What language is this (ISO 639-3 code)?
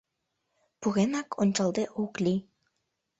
chm